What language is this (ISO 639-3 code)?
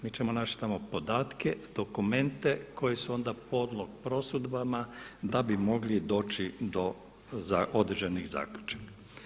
hrv